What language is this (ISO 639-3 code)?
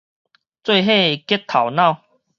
nan